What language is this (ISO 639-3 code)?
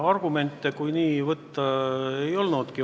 est